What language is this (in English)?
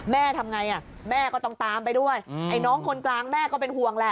Thai